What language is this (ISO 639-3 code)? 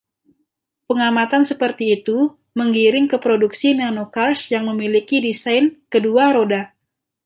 ind